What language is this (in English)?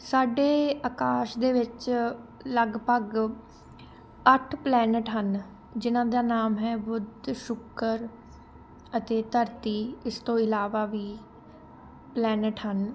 Punjabi